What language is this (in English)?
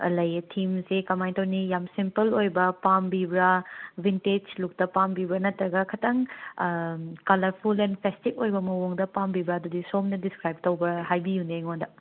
Manipuri